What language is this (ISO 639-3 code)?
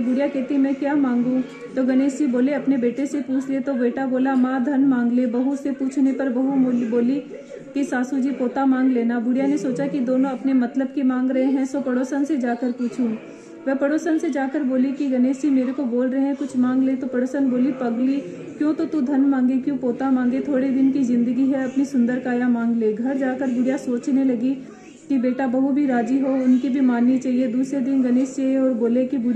hin